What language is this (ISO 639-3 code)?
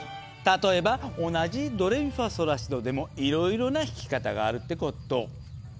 jpn